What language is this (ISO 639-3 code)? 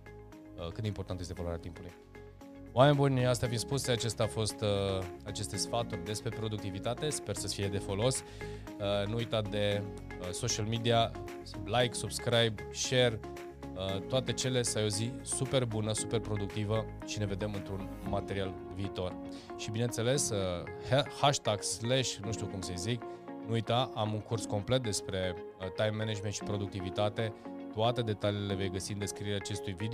ron